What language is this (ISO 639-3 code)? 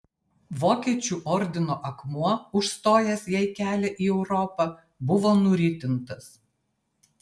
lit